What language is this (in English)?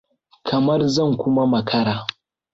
Hausa